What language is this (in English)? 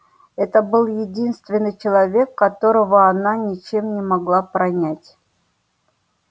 Russian